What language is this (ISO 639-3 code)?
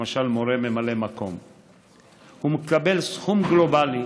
heb